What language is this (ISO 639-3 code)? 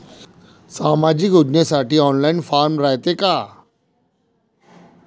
mar